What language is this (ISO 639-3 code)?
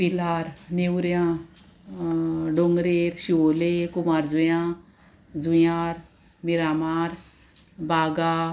kok